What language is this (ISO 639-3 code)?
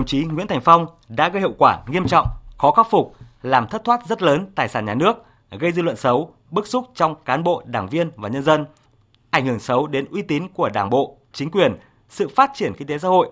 vie